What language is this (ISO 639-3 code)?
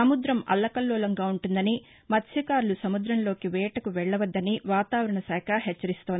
tel